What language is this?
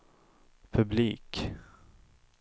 Swedish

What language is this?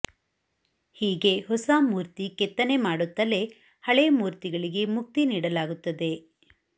Kannada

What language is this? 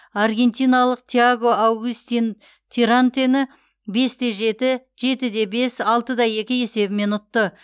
Kazakh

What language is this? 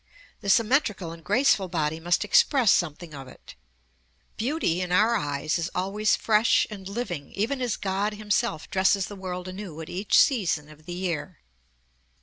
English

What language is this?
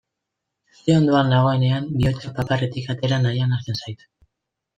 Basque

